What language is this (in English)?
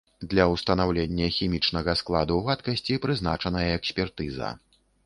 Belarusian